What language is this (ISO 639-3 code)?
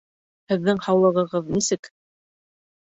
bak